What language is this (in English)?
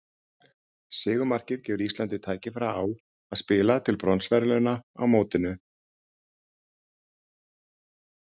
Icelandic